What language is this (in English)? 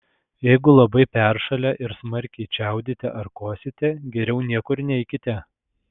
Lithuanian